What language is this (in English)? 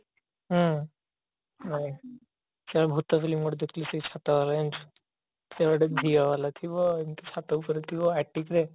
Odia